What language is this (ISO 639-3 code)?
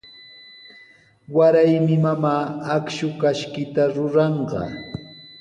qws